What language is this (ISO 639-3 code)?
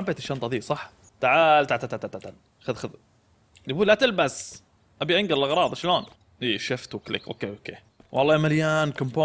ara